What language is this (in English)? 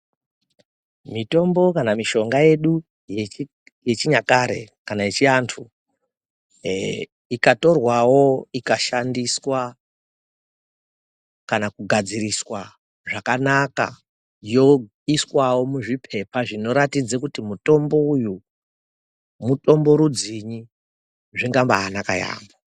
Ndau